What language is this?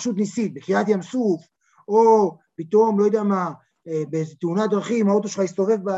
Hebrew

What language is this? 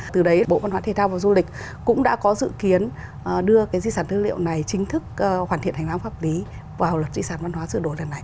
Vietnamese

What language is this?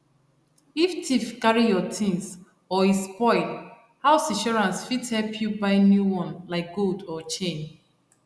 Nigerian Pidgin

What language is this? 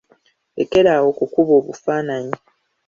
Ganda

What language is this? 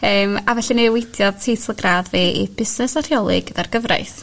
Welsh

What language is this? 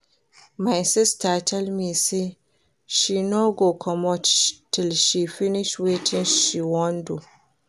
Nigerian Pidgin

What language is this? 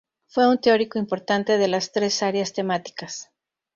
Spanish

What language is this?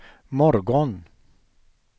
Swedish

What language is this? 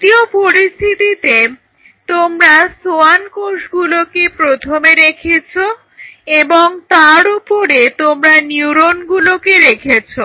Bangla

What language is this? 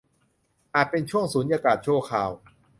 Thai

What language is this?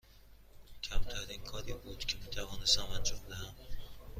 Persian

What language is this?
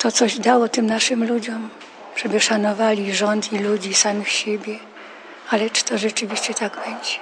Polish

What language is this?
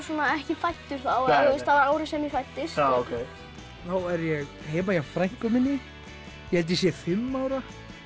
Icelandic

